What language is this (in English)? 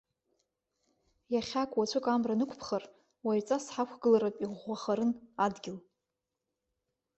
Abkhazian